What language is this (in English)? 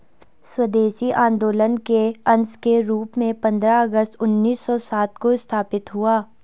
Hindi